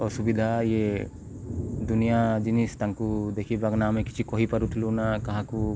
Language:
Odia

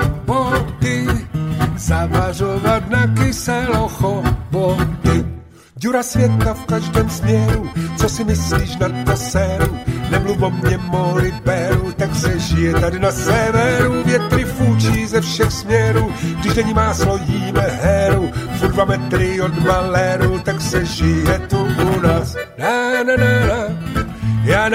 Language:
Slovak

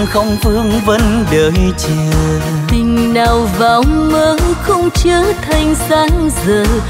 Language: Vietnamese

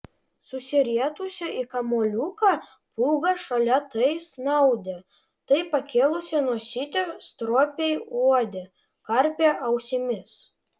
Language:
Lithuanian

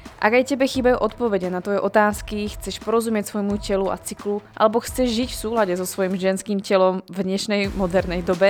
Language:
Slovak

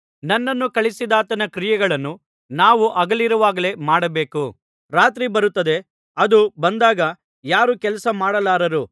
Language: Kannada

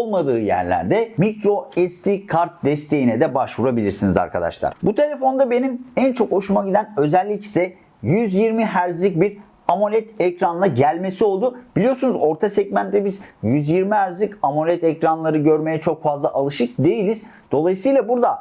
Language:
Turkish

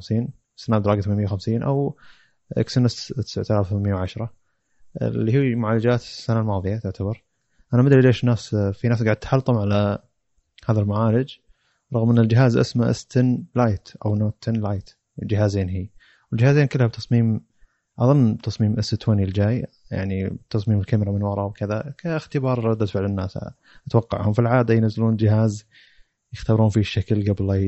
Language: Arabic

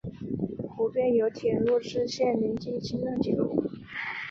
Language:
Chinese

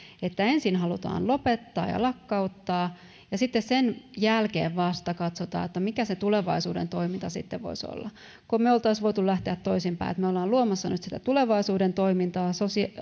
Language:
Finnish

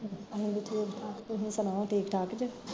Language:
Punjabi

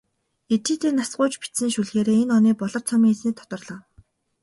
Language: Mongolian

